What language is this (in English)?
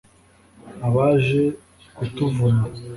Kinyarwanda